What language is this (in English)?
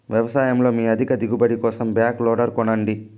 Telugu